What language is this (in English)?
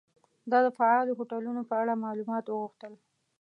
Pashto